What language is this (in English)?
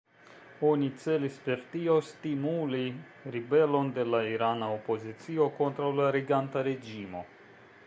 Esperanto